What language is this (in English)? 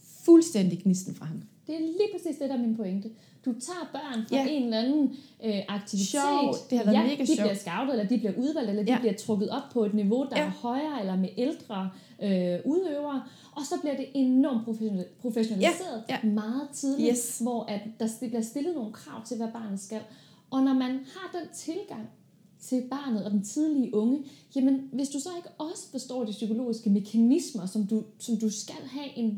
Danish